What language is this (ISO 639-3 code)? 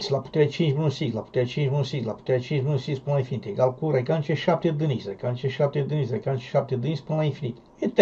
ron